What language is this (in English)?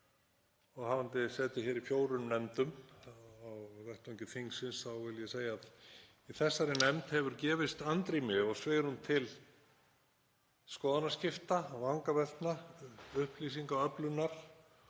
Icelandic